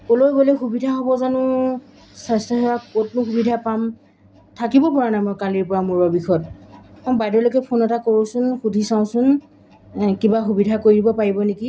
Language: Assamese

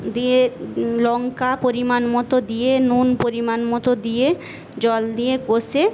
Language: Bangla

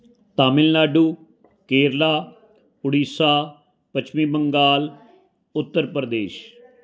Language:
Punjabi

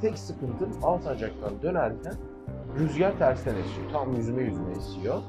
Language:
Turkish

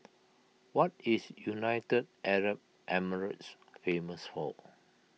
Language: English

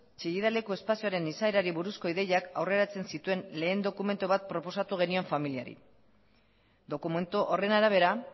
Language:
Basque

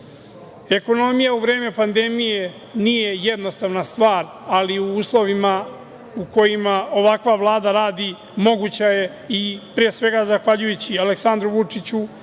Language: Serbian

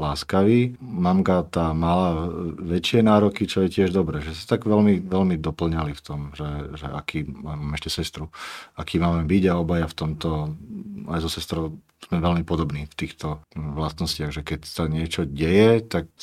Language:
Slovak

